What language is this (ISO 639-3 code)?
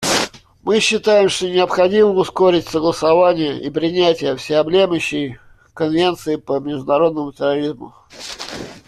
rus